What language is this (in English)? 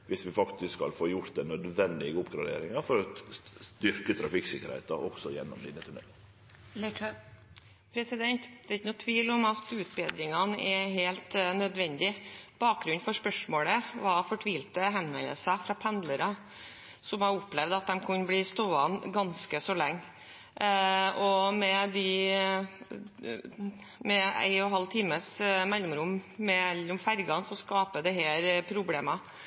Norwegian